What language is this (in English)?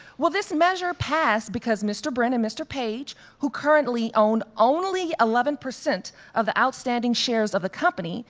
English